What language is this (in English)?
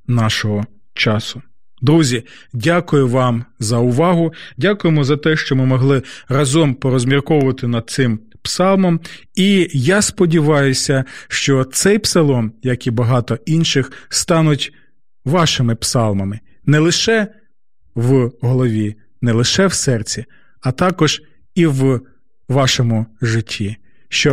Ukrainian